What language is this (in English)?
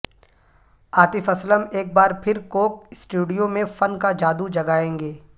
Urdu